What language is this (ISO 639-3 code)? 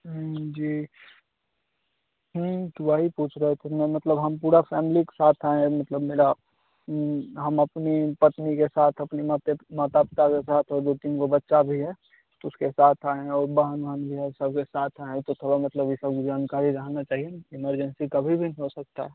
hin